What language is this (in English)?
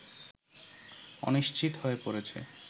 Bangla